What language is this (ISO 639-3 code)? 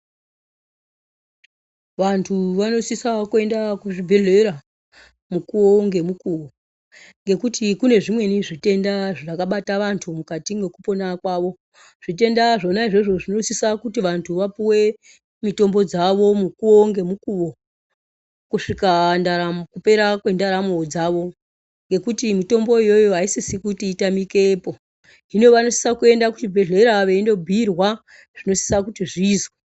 ndc